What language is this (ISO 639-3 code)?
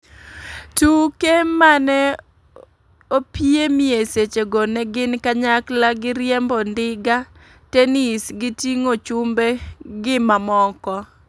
luo